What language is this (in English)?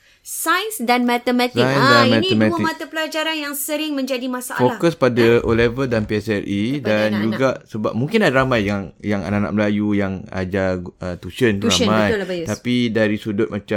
Malay